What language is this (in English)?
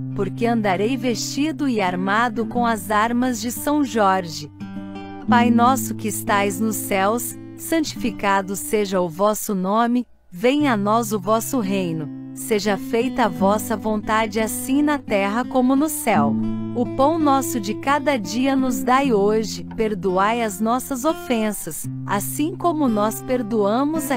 Portuguese